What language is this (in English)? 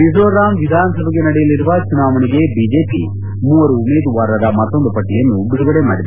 Kannada